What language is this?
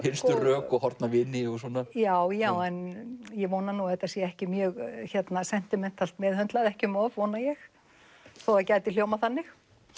Icelandic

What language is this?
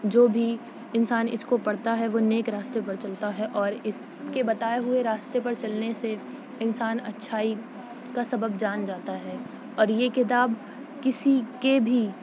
Urdu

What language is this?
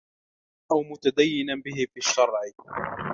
Arabic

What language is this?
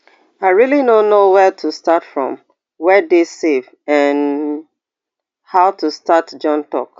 Nigerian Pidgin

